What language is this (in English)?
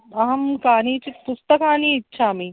Sanskrit